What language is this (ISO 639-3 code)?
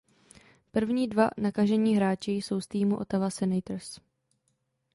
ces